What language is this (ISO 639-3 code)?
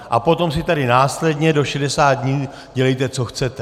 ces